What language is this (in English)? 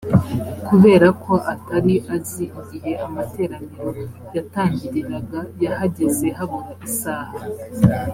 Kinyarwanda